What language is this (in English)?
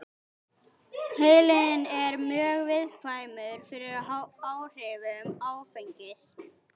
Icelandic